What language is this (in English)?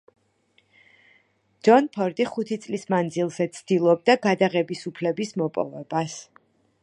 Georgian